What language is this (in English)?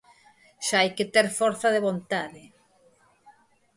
Galician